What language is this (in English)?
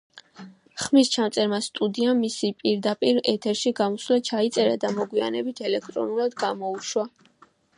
Georgian